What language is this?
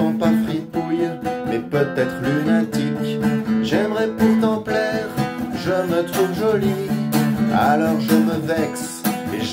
French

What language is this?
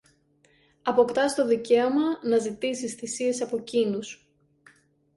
Greek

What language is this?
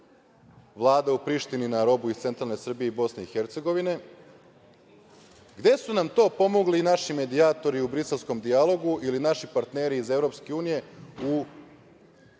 Serbian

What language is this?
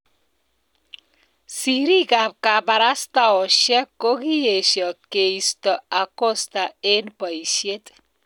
Kalenjin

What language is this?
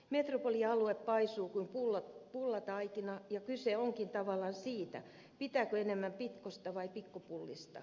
Finnish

